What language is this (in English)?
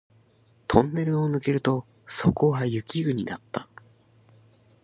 Japanese